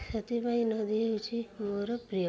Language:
Odia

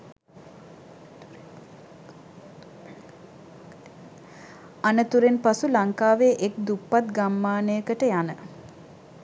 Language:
Sinhala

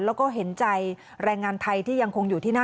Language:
Thai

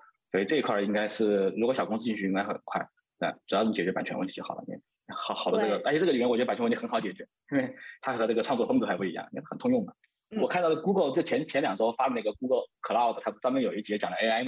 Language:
Chinese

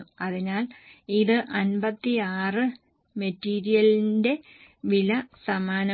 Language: Malayalam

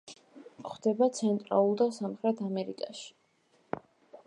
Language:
Georgian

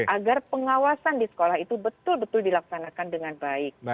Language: Indonesian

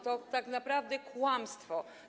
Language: Polish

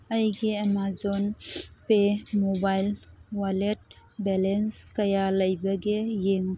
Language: Manipuri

